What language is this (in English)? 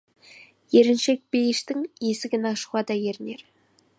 Kazakh